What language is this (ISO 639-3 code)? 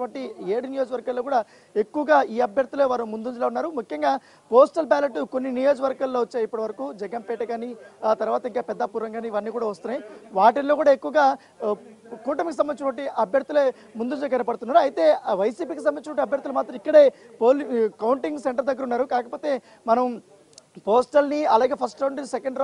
tel